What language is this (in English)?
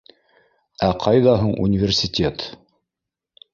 Bashkir